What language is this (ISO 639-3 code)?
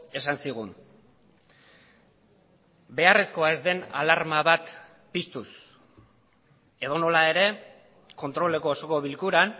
eus